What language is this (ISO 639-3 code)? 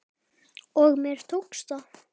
isl